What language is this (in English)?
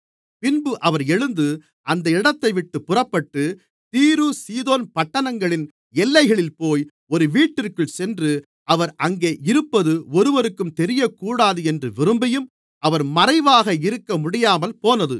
Tamil